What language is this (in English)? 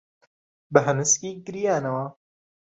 Central Kurdish